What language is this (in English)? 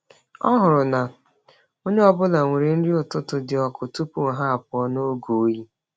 Igbo